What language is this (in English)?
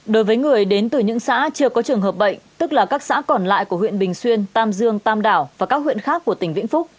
Vietnamese